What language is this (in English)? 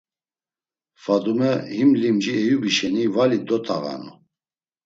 Laz